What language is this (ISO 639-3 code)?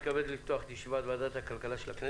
heb